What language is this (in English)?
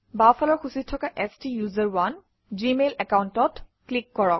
Assamese